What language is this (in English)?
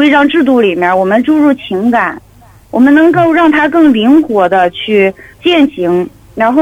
Chinese